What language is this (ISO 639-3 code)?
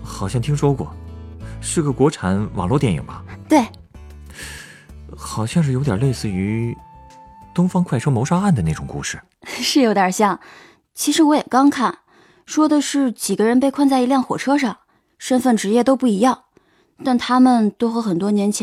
zho